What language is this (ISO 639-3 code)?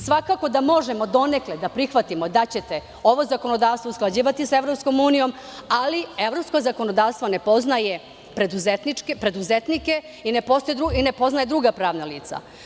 srp